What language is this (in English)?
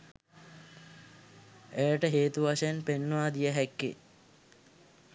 Sinhala